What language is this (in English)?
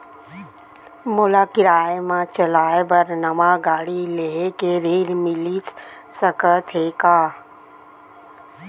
Chhattisgarhi